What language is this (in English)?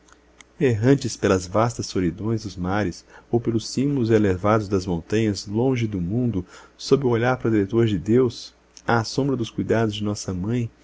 Portuguese